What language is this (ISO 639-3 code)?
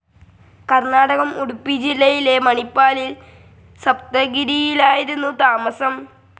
mal